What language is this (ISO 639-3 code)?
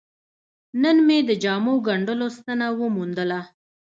pus